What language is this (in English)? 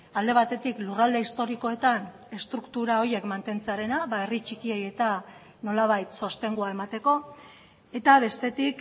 Basque